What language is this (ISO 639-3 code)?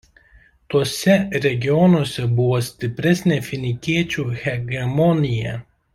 lit